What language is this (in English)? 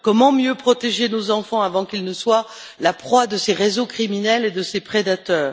French